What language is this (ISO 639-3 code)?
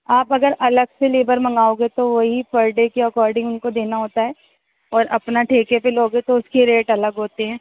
urd